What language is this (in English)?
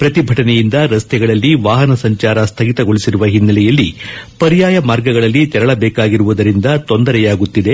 Kannada